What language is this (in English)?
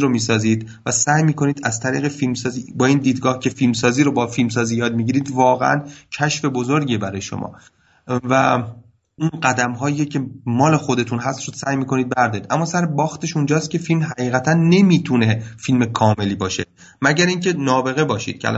Persian